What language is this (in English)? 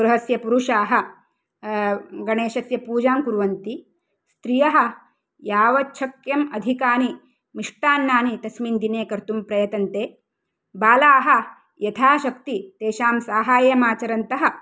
Sanskrit